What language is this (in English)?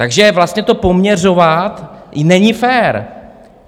Czech